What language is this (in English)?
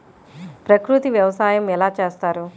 Telugu